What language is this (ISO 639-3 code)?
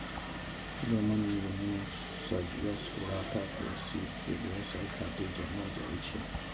mai